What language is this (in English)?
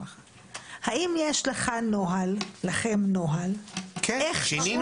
Hebrew